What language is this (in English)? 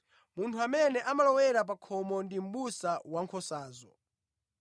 Nyanja